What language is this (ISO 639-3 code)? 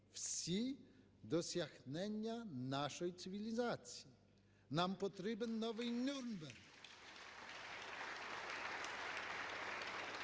ukr